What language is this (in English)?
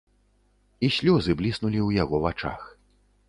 Belarusian